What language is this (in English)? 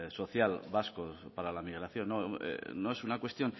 Spanish